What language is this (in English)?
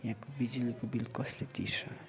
Nepali